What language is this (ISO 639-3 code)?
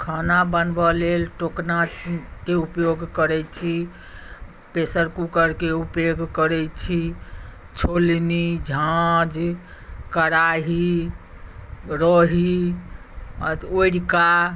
mai